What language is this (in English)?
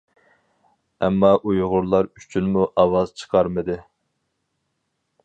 Uyghur